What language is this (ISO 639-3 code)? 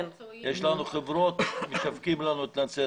heb